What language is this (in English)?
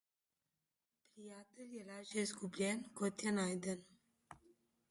Slovenian